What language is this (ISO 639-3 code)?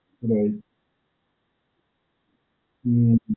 guj